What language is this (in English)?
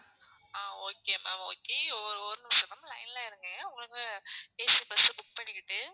Tamil